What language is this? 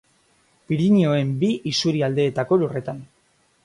Basque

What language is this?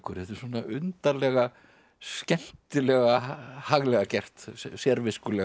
Icelandic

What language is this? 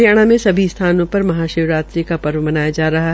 Hindi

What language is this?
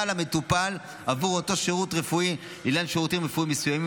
Hebrew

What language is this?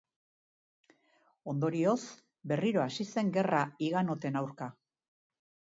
Basque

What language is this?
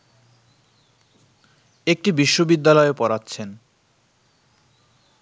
Bangla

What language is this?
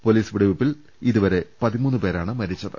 Malayalam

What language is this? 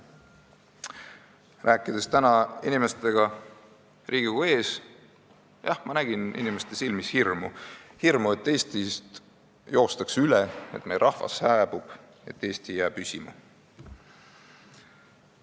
Estonian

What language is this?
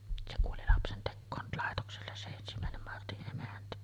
Finnish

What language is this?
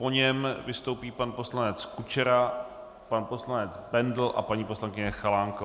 Czech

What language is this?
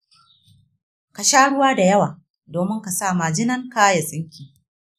Hausa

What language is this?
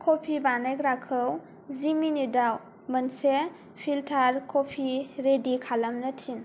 Bodo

